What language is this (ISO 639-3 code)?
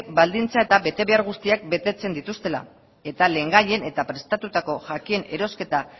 eus